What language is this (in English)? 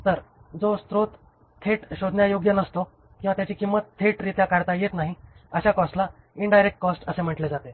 Marathi